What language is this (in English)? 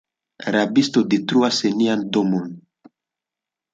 Esperanto